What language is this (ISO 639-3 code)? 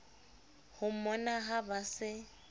sot